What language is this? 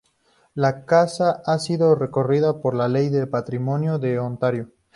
Spanish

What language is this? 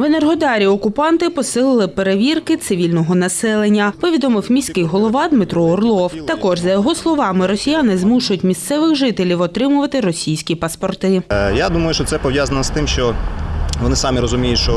Ukrainian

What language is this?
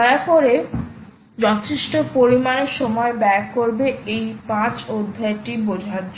Bangla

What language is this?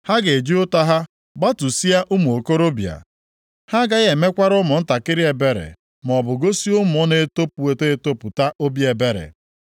Igbo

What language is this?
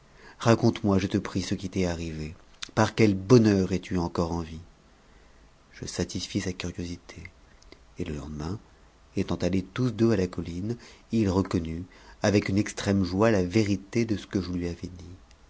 French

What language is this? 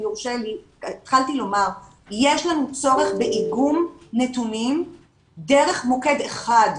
Hebrew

